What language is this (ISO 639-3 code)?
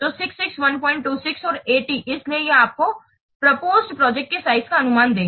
hin